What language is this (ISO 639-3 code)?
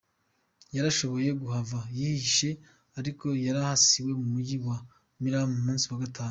kin